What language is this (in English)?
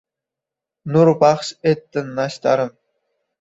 Uzbek